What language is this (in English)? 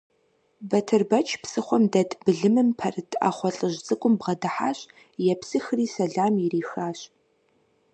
Kabardian